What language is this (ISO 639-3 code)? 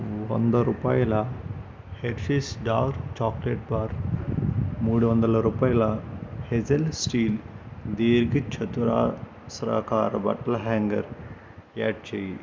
tel